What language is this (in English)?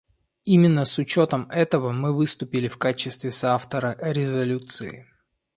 Russian